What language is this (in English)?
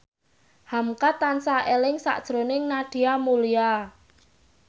Javanese